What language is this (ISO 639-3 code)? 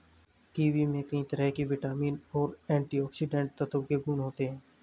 hin